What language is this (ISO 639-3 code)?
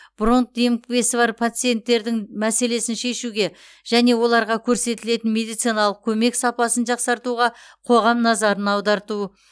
kaz